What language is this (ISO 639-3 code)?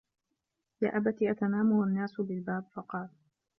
ara